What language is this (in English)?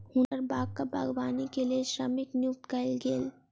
Maithili